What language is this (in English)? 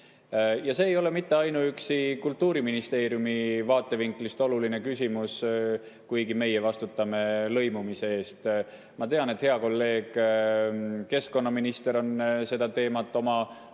Estonian